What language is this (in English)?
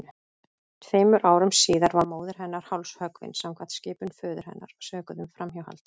Icelandic